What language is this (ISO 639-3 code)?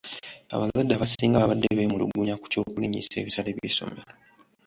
lug